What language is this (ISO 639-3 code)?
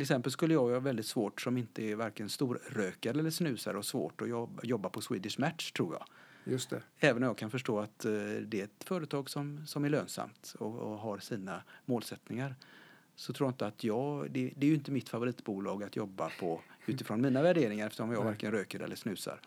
swe